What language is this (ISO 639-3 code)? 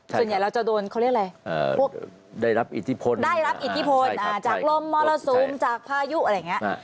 tha